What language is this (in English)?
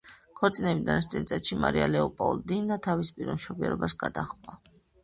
Georgian